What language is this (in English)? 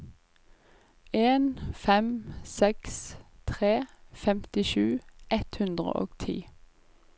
Norwegian